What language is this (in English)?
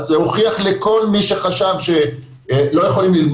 Hebrew